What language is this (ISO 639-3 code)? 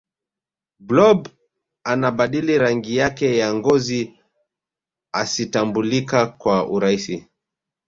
swa